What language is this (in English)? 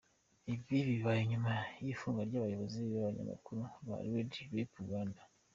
Kinyarwanda